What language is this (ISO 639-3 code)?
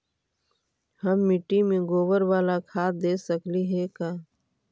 mag